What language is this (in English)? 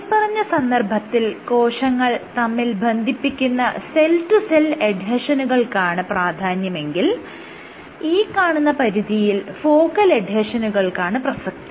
Malayalam